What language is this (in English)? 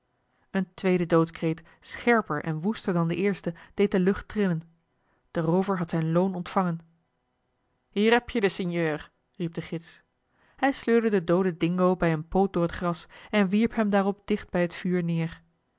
Dutch